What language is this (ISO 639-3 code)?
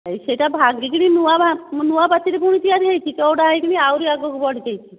ori